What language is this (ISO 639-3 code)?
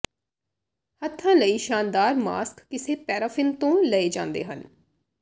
pan